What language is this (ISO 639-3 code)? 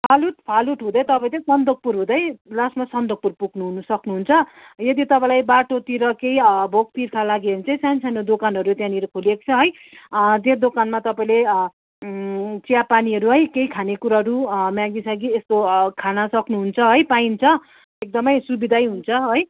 nep